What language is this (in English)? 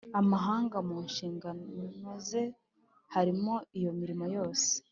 Kinyarwanda